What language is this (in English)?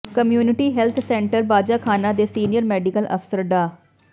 Punjabi